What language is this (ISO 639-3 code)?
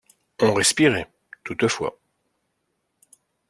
fra